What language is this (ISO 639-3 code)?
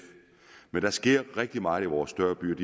dan